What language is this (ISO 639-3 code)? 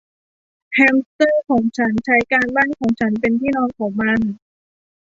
tha